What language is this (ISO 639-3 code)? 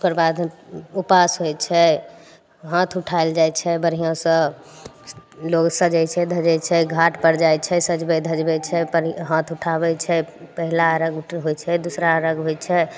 mai